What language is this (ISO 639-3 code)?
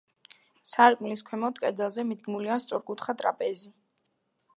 kat